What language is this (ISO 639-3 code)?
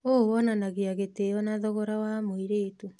kik